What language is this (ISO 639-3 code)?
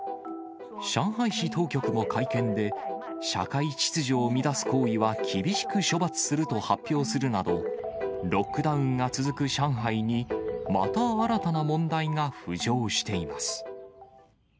jpn